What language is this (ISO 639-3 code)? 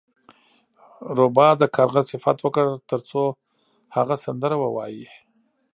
pus